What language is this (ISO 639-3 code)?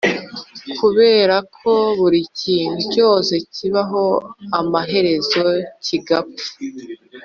kin